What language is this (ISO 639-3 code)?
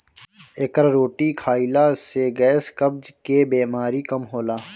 bho